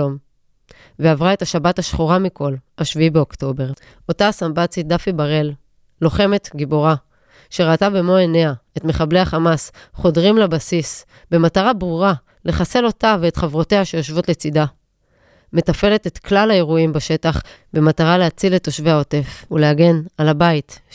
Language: Hebrew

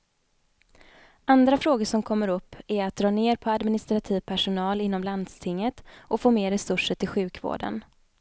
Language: Swedish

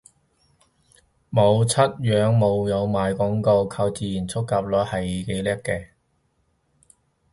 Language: Cantonese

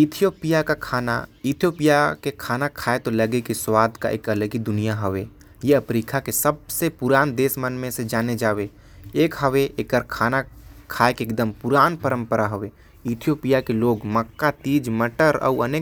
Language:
Korwa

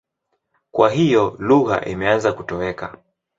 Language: Swahili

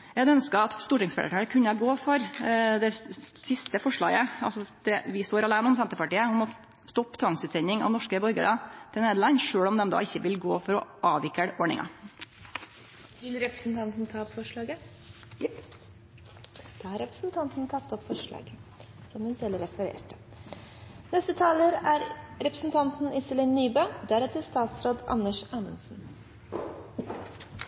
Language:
Norwegian Nynorsk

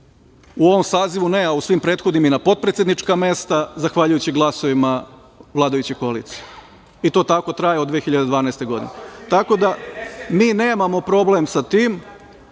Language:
Serbian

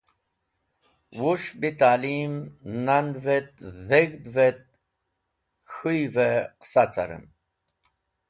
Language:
Wakhi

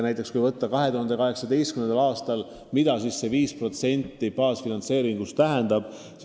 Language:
Estonian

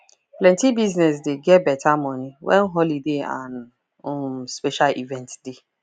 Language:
Nigerian Pidgin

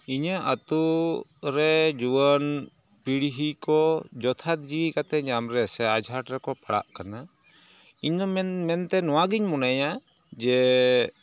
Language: Santali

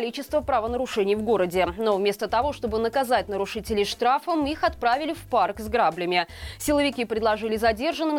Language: Russian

